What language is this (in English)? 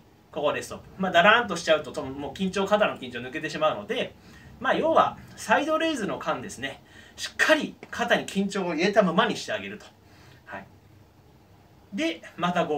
Japanese